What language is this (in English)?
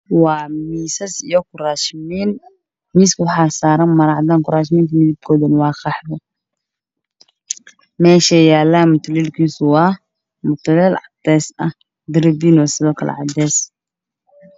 Somali